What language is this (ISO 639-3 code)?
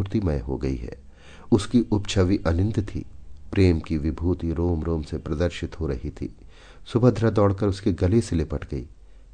hin